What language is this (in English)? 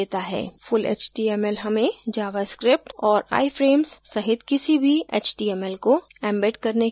Hindi